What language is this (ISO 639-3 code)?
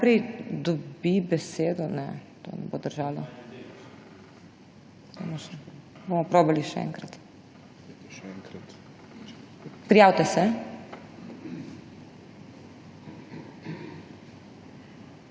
slv